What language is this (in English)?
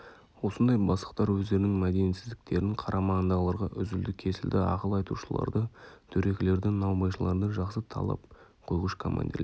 Kazakh